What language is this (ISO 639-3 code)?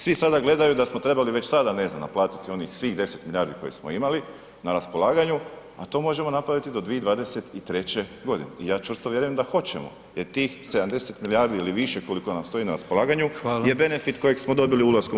hrv